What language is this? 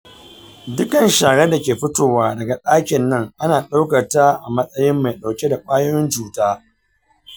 Hausa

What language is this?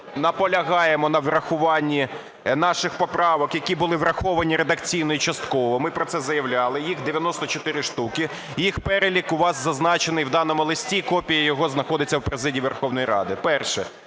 Ukrainian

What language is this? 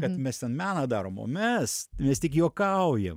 Lithuanian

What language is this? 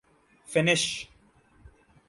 Urdu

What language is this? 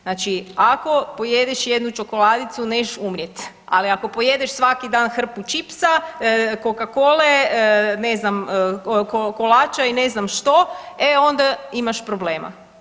Croatian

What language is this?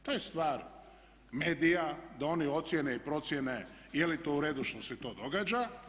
Croatian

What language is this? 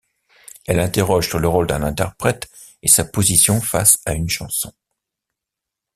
French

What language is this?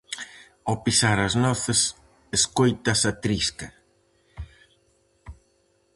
Galician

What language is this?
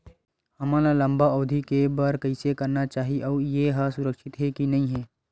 Chhattisgarhi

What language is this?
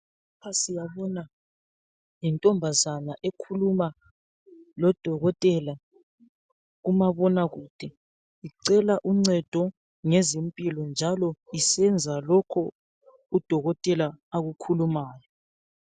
North Ndebele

